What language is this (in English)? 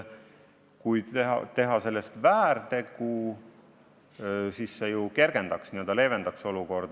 Estonian